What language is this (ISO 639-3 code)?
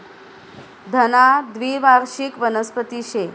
mar